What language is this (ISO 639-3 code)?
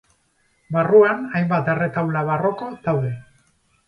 eus